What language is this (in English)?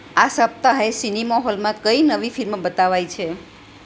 Gujarati